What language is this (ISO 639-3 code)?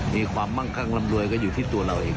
tha